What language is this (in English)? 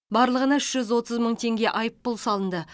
Kazakh